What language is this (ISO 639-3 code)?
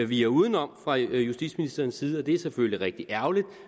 dan